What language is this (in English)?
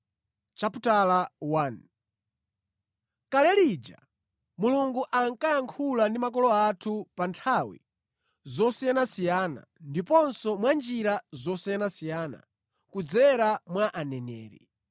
Nyanja